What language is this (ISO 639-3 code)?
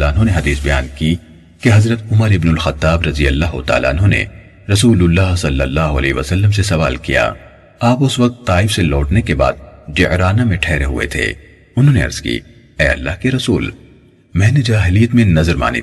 urd